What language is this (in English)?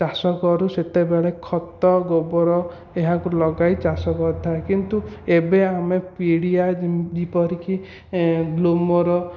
Odia